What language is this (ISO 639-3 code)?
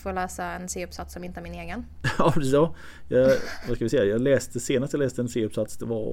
swe